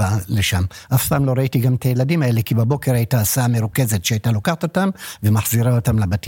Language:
Hebrew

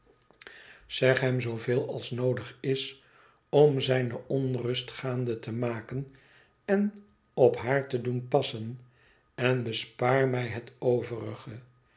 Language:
Dutch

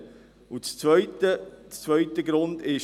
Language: Swiss German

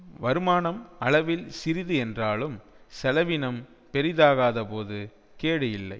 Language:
Tamil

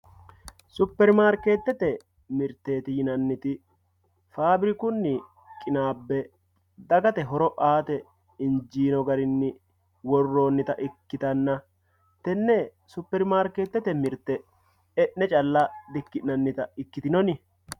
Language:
Sidamo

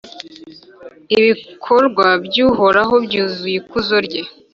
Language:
Kinyarwanda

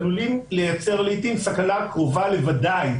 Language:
Hebrew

